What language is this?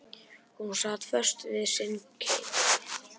Icelandic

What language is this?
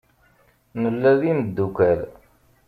Kabyle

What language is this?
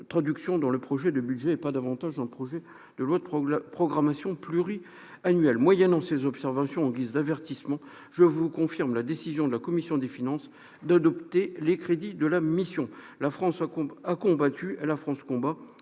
French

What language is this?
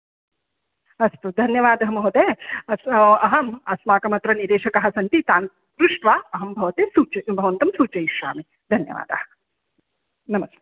Sanskrit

